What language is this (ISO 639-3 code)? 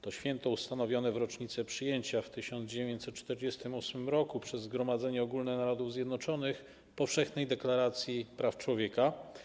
pol